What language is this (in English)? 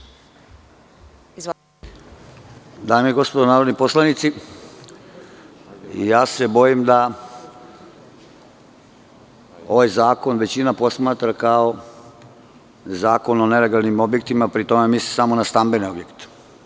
Serbian